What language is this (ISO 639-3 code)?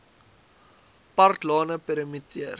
afr